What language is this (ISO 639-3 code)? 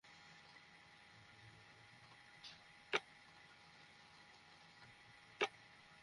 ben